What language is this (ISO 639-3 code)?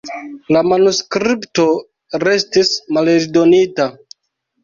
epo